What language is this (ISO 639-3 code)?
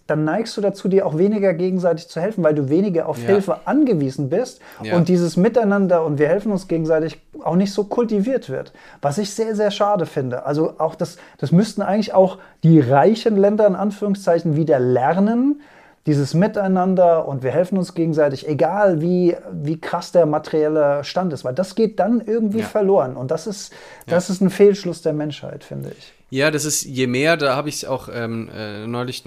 deu